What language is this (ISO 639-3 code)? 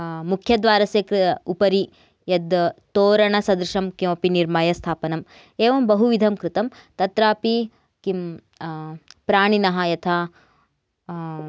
san